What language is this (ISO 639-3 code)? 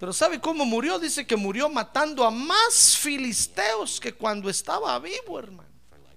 spa